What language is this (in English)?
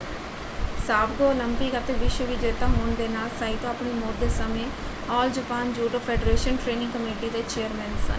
Punjabi